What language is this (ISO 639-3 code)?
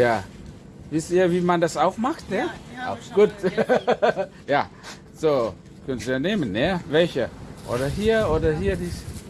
deu